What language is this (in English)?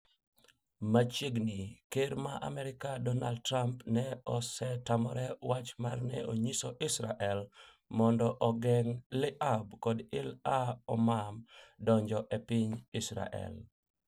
Luo (Kenya and Tanzania)